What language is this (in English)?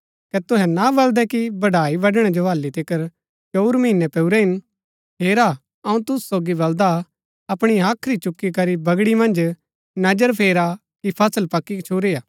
Gaddi